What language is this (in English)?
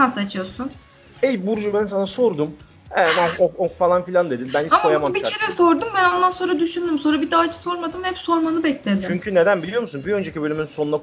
Turkish